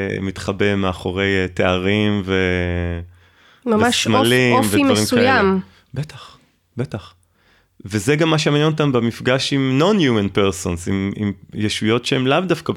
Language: Hebrew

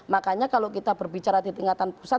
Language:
Indonesian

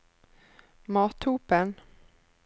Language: Norwegian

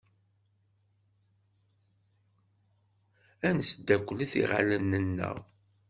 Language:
Kabyle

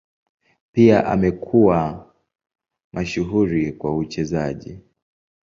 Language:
Swahili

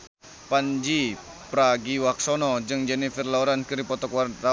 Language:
Sundanese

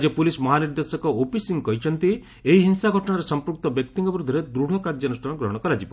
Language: Odia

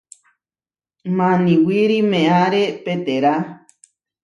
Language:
Huarijio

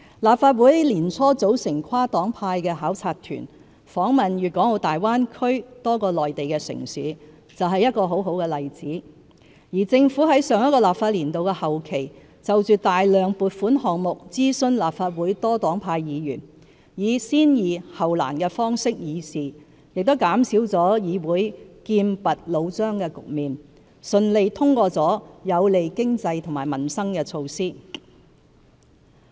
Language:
Cantonese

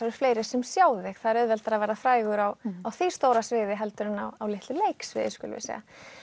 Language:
Icelandic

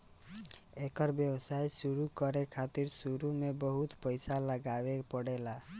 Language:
Bhojpuri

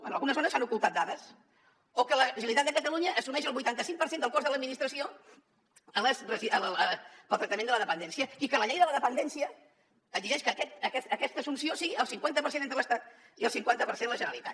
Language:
Catalan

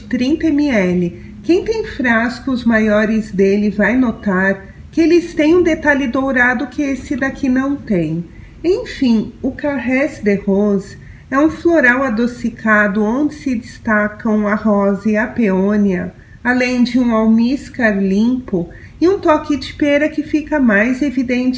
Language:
Portuguese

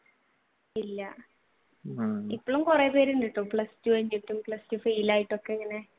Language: Malayalam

